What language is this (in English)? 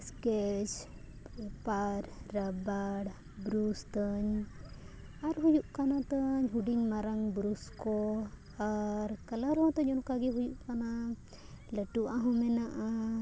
Santali